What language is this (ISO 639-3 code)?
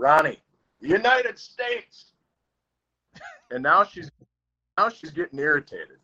eng